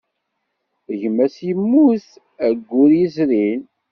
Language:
Kabyle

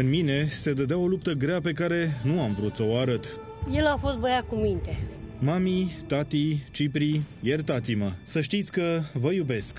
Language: Romanian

